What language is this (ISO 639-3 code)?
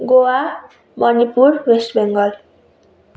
nep